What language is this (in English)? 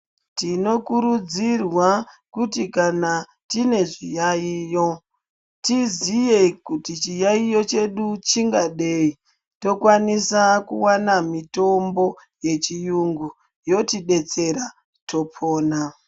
Ndau